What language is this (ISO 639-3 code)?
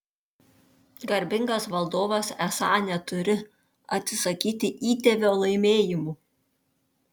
lit